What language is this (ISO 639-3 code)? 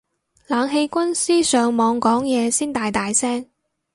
yue